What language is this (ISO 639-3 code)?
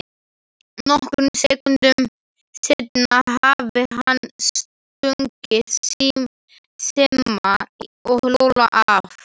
isl